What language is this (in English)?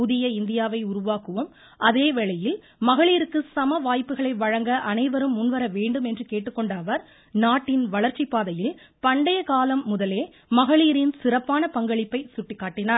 Tamil